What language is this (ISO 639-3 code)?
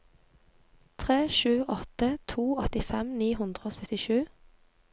nor